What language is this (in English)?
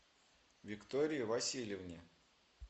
Russian